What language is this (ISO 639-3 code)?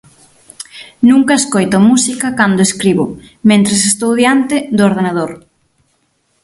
glg